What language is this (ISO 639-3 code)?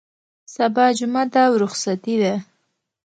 pus